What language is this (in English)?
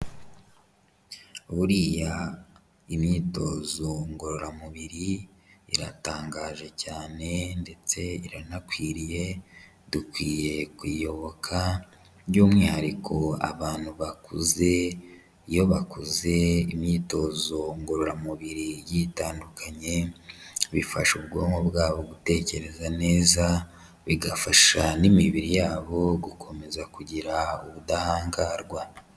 Kinyarwanda